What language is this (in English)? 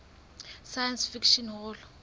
Southern Sotho